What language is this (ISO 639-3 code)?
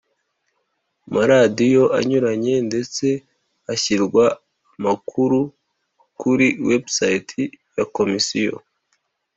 kin